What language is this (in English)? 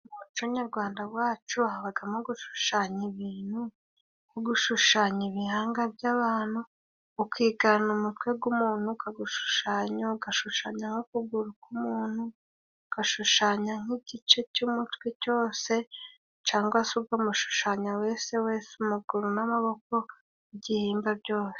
Kinyarwanda